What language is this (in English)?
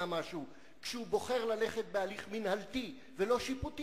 Hebrew